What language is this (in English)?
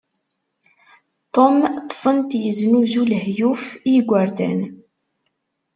Kabyle